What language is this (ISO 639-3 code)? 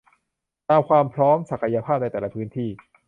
tha